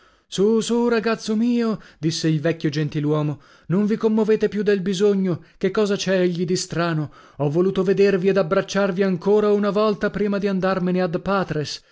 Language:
Italian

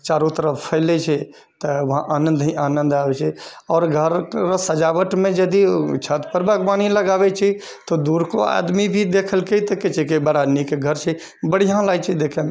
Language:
Maithili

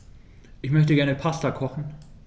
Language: German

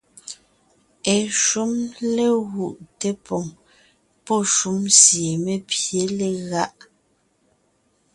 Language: Ngiemboon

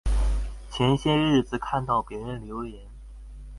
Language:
Chinese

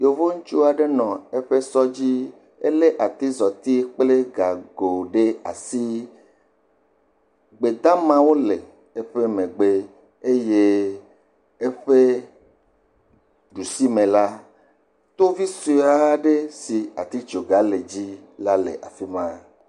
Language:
Ewe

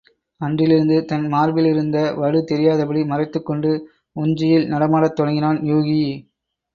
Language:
Tamil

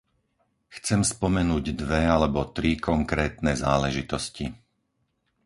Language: Slovak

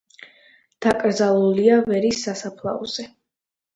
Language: Georgian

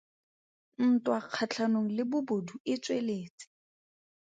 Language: Tswana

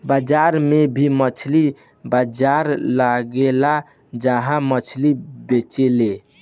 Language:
Bhojpuri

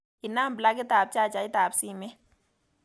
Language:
Kalenjin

